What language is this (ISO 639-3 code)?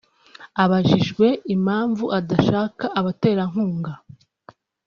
kin